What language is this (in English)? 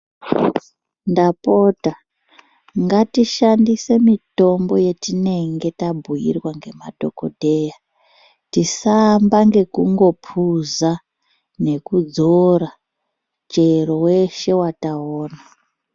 Ndau